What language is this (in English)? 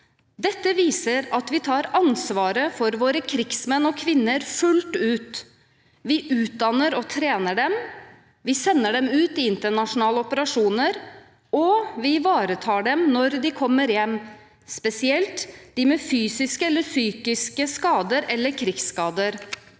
Norwegian